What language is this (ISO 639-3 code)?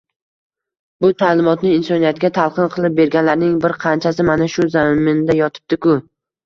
uzb